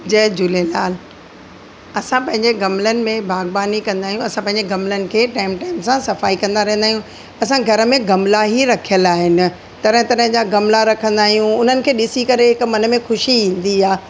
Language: Sindhi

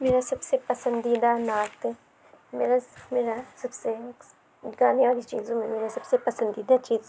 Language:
Urdu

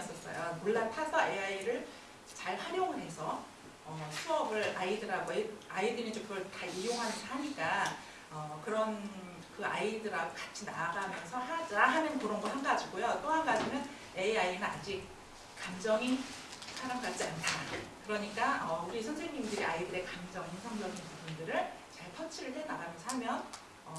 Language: Korean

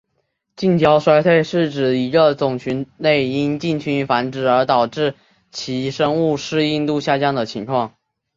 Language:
Chinese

